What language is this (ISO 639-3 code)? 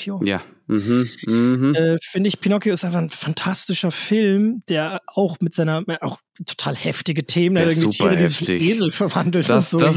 deu